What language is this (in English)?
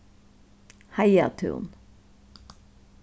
Faroese